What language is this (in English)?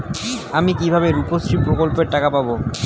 Bangla